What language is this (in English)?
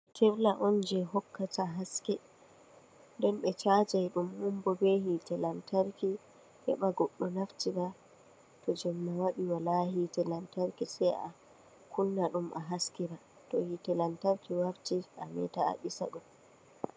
Fula